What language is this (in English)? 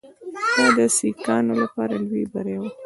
Pashto